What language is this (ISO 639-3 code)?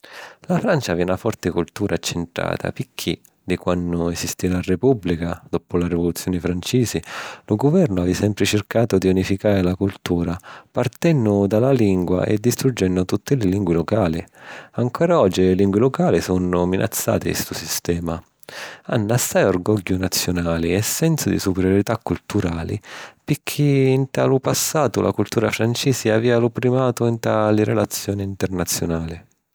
scn